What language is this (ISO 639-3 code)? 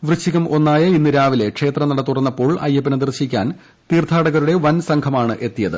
mal